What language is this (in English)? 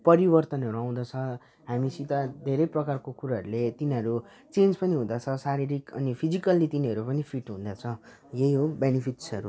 Nepali